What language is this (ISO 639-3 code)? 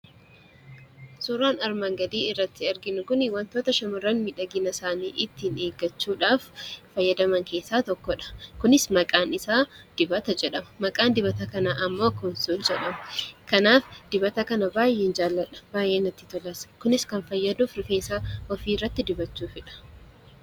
orm